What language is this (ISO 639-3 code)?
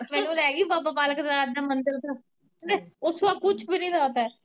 pan